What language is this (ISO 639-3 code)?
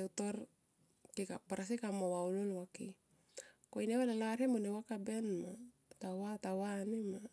tqp